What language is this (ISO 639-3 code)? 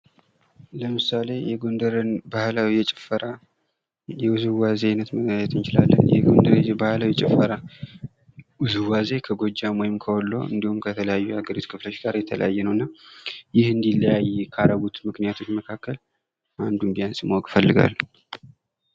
amh